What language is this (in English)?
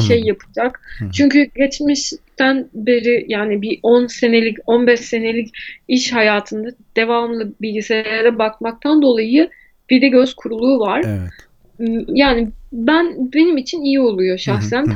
Turkish